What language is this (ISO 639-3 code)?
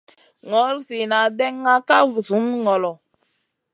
mcn